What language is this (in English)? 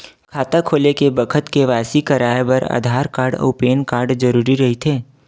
Chhattisgarhi